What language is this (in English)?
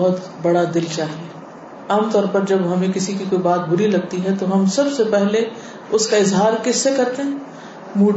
Urdu